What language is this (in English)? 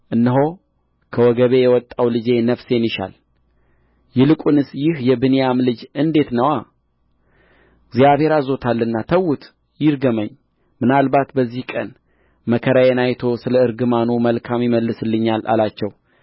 Amharic